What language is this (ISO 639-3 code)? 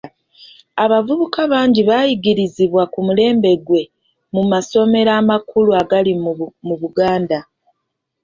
lug